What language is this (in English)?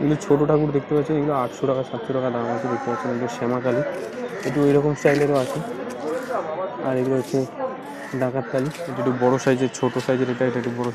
Turkish